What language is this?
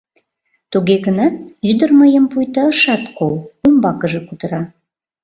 Mari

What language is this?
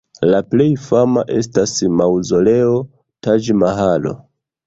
Esperanto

